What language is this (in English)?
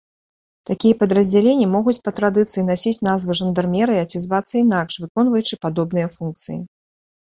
Belarusian